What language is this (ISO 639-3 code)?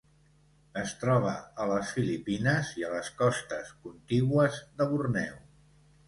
cat